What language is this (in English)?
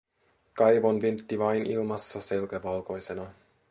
Finnish